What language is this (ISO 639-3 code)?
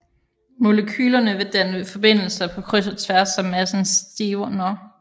dan